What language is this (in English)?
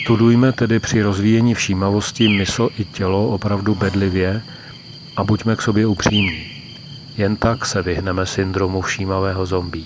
Czech